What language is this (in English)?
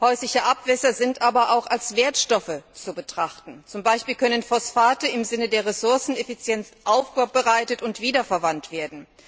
German